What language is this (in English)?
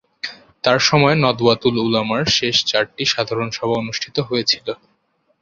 Bangla